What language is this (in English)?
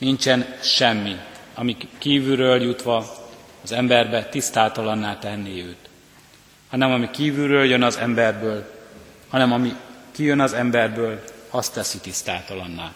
Hungarian